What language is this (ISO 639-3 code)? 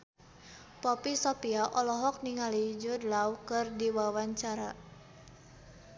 sun